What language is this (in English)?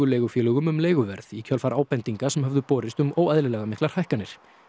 Icelandic